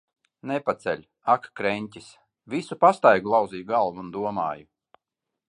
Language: Latvian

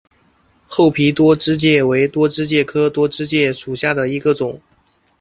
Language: Chinese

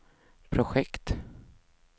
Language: Swedish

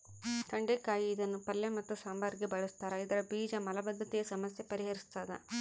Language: Kannada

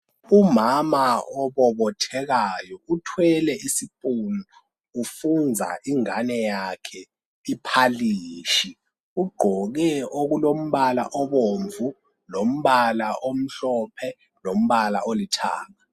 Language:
North Ndebele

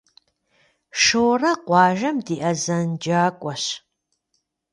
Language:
Kabardian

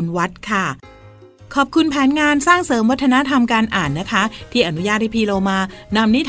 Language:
Thai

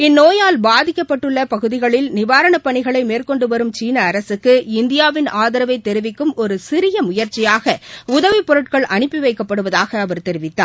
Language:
Tamil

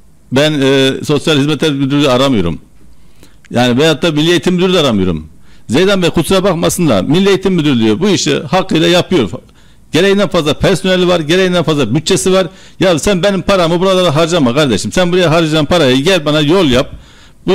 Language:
Turkish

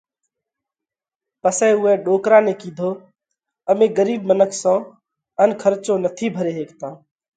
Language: Parkari Koli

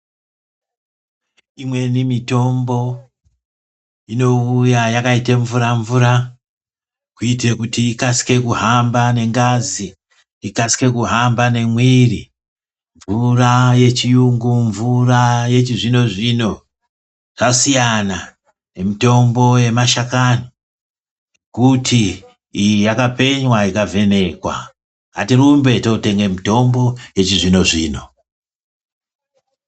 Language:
Ndau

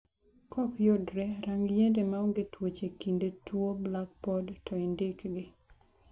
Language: Luo (Kenya and Tanzania)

